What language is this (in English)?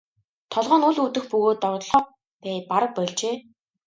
Mongolian